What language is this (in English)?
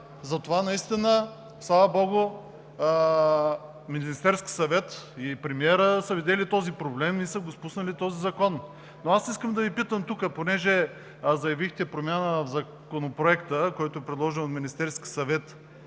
Bulgarian